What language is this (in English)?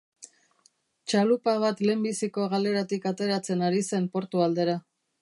Basque